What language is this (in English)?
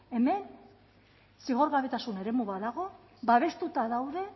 Basque